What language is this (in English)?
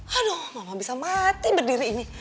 Indonesian